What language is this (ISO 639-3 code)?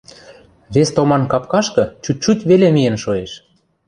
mrj